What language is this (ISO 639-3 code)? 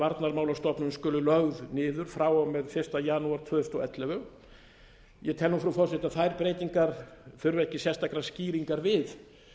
isl